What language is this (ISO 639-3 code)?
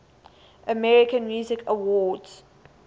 eng